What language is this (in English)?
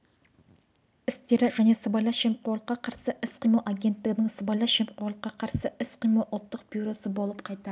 Kazakh